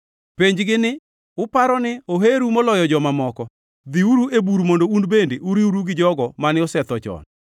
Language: Luo (Kenya and Tanzania)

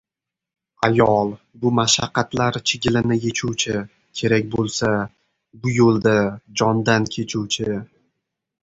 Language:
Uzbek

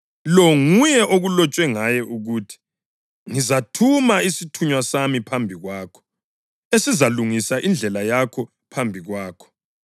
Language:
North Ndebele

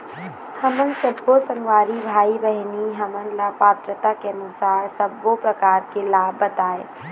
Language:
Chhattisgarhi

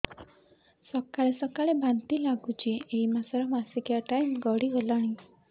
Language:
Odia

